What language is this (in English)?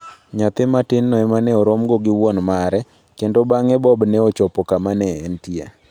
Luo (Kenya and Tanzania)